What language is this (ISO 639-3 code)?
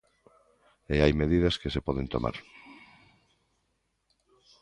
glg